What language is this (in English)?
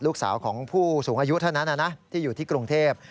Thai